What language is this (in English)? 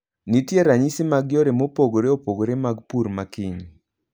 Luo (Kenya and Tanzania)